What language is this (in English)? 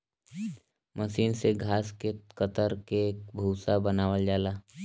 Bhojpuri